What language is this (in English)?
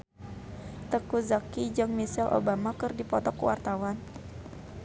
Sundanese